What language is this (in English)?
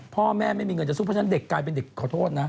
Thai